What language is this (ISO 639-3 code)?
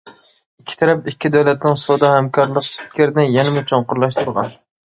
uig